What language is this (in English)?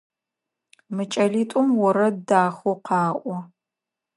Adyghe